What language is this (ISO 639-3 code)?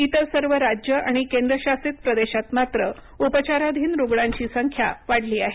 mar